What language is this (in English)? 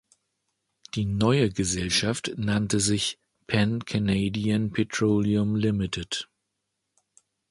German